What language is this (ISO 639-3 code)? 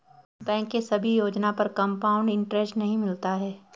hin